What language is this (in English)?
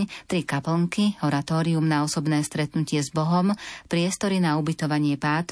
Slovak